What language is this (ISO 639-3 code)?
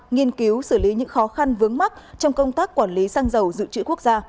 vie